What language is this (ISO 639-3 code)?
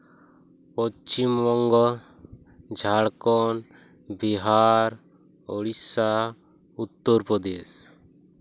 sat